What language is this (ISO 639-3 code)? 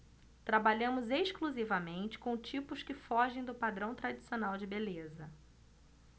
por